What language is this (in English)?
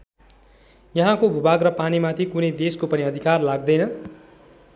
Nepali